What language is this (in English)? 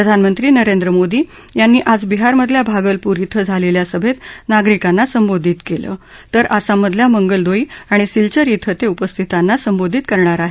Marathi